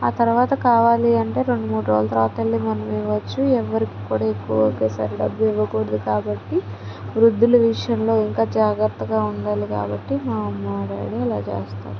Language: Telugu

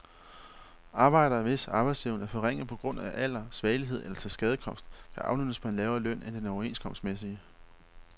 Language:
Danish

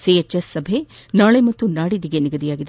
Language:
Kannada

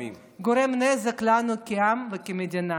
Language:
Hebrew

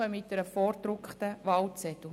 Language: Swiss German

